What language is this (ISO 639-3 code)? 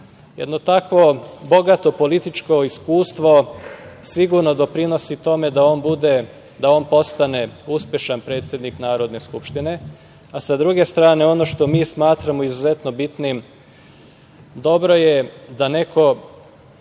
srp